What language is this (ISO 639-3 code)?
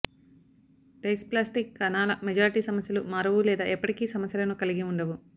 tel